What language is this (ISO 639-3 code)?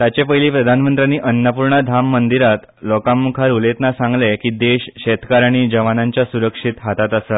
kok